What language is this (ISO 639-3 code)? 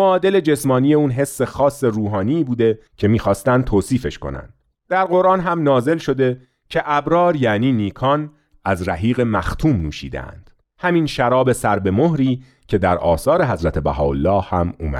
fas